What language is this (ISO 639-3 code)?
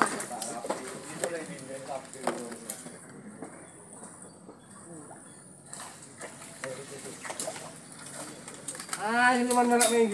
ind